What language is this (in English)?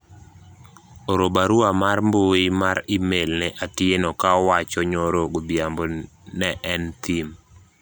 Luo (Kenya and Tanzania)